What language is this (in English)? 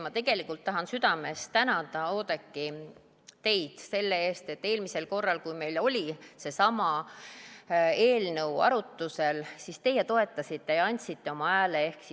Estonian